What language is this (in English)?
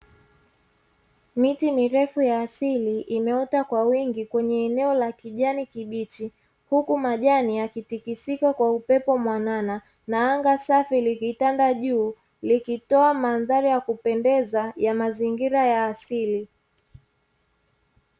Swahili